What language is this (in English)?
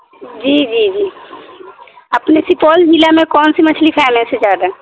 Urdu